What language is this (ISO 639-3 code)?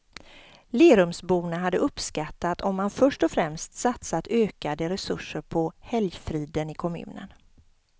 swe